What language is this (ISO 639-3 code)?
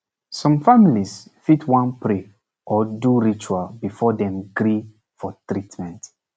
pcm